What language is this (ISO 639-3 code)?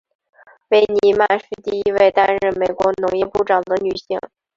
zho